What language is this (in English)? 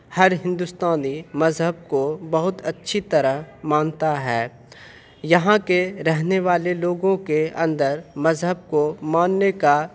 Urdu